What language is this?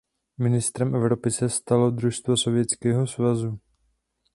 Czech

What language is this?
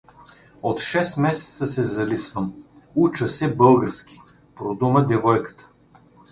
Bulgarian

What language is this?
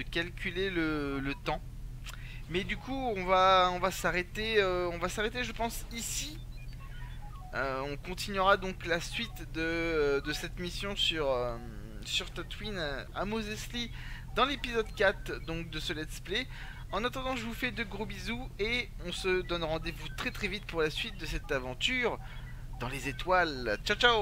French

